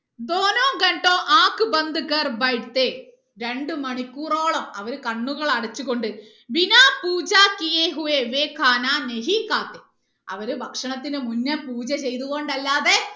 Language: Malayalam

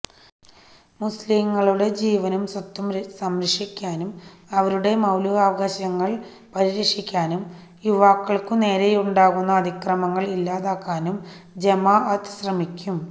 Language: Malayalam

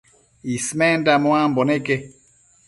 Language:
Matsés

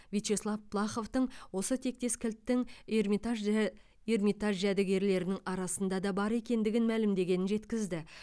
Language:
Kazakh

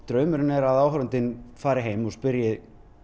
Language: Icelandic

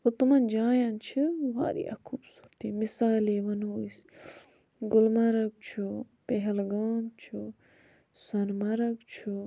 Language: Kashmiri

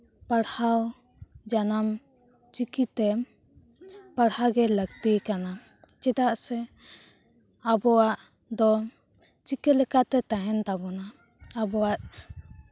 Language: Santali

